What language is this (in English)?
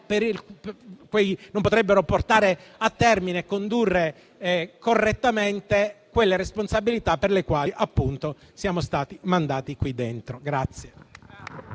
Italian